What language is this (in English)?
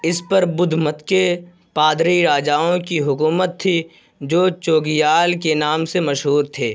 Urdu